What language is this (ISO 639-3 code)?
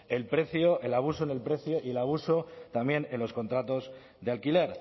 spa